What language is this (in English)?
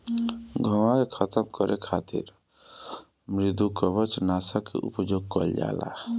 Bhojpuri